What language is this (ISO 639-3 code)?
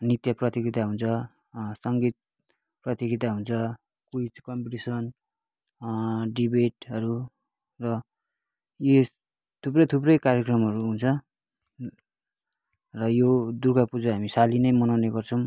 nep